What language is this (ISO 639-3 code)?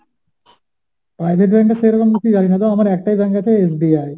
ben